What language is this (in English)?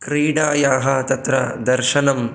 Sanskrit